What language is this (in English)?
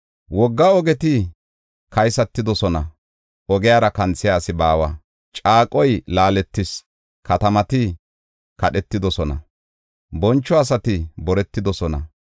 Gofa